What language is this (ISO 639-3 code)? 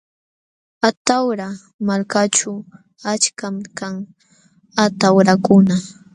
qxw